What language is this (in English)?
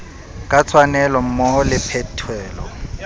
Southern Sotho